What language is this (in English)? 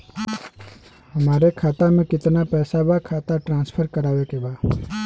Bhojpuri